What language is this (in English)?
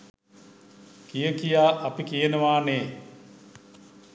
Sinhala